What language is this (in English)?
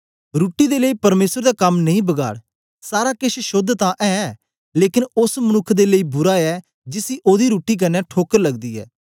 Dogri